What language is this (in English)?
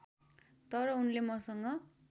Nepali